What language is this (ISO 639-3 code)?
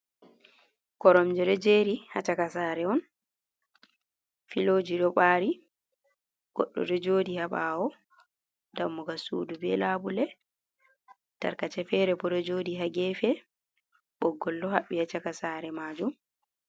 ful